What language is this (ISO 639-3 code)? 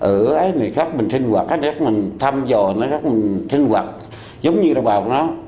vie